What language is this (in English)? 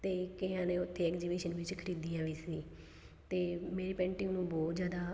Punjabi